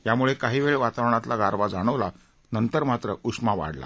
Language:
Marathi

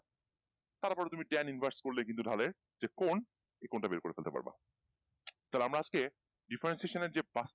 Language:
Bangla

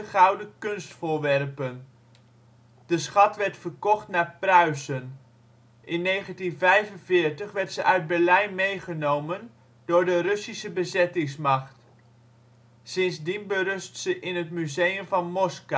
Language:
Dutch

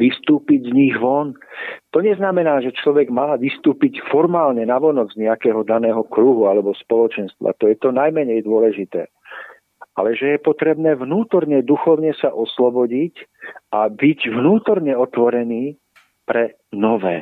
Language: Slovak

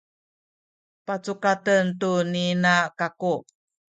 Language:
Sakizaya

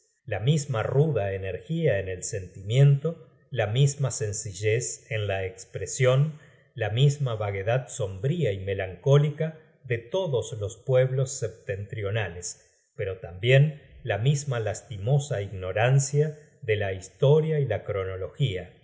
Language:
Spanish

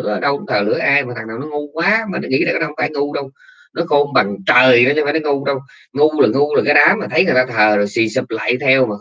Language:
Vietnamese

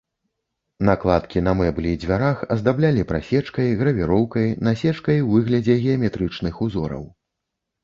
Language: Belarusian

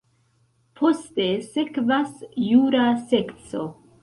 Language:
Esperanto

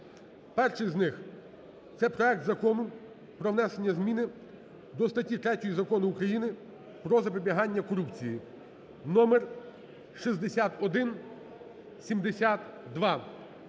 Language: Ukrainian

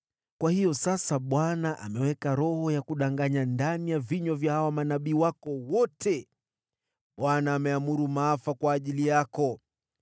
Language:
Swahili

